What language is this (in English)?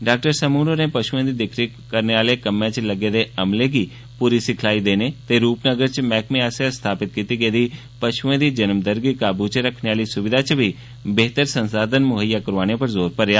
Dogri